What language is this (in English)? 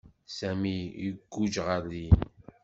Kabyle